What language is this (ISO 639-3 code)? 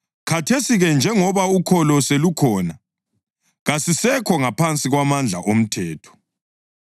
nde